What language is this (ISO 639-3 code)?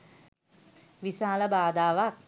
sin